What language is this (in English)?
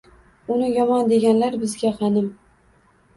Uzbek